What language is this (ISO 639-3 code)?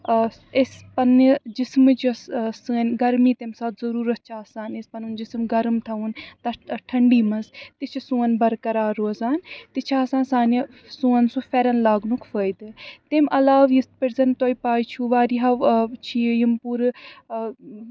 kas